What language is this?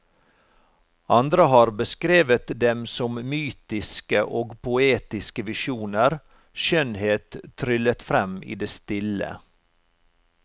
Norwegian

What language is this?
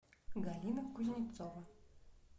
Russian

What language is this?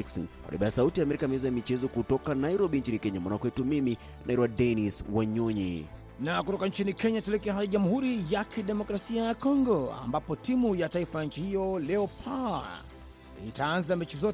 Swahili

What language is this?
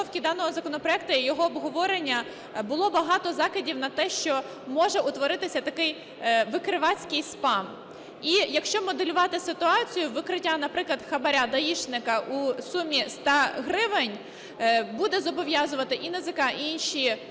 Ukrainian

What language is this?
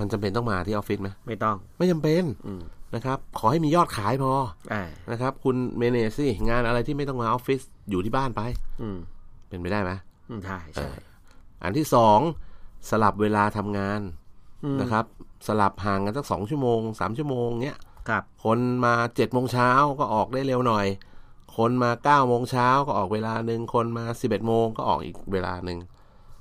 Thai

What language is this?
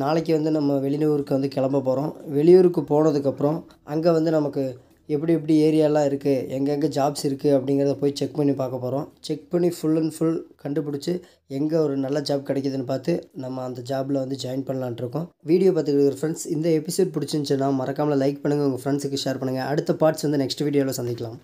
Tamil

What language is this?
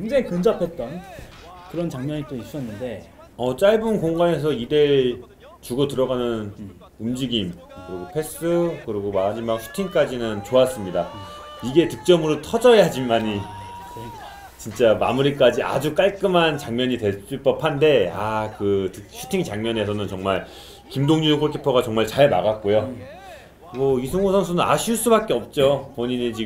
Korean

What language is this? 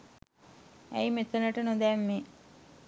Sinhala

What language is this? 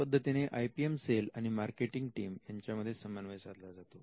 Marathi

